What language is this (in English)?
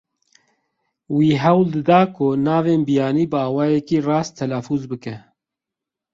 Kurdish